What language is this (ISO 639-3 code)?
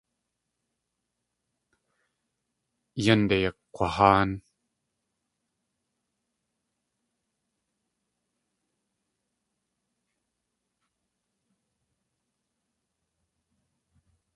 tli